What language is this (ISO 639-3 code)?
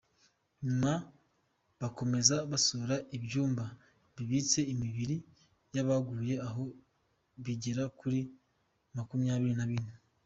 kin